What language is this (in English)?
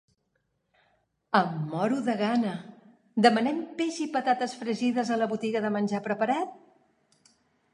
Catalan